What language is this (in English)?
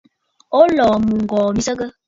Bafut